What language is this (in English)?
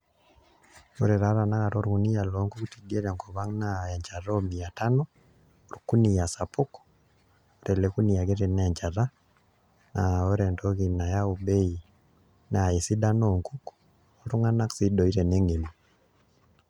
Masai